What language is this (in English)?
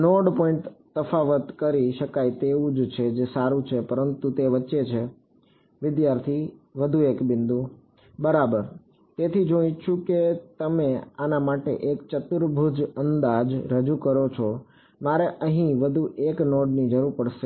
Gujarati